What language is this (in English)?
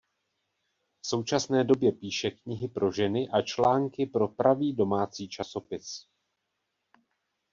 Czech